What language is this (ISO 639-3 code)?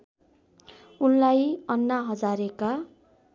nep